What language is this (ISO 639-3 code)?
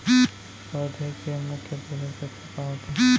hne